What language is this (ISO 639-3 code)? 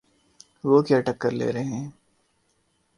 urd